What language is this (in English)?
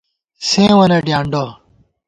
Gawar-Bati